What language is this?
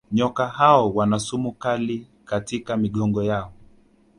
Swahili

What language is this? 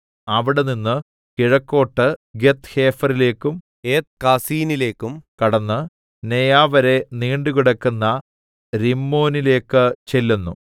Malayalam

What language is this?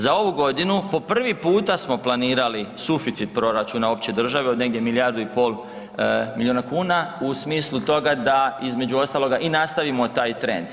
Croatian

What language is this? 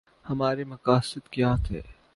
Urdu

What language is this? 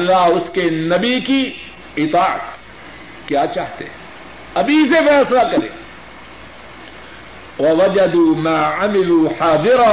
Urdu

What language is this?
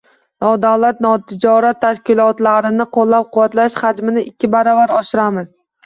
Uzbek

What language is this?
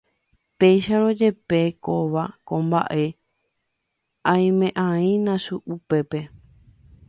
Guarani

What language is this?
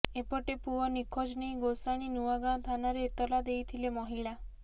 Odia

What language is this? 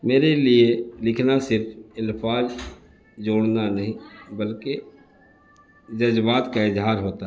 Urdu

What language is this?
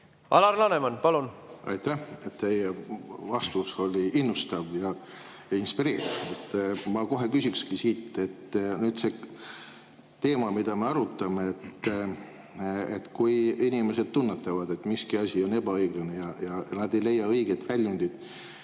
Estonian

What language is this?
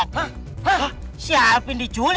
Indonesian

